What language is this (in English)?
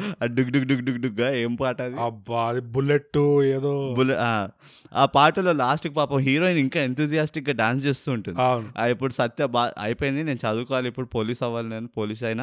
Telugu